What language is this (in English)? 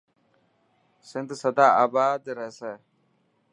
Dhatki